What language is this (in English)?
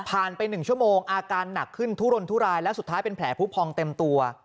Thai